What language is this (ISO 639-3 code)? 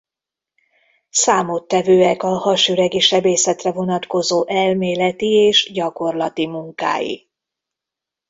hun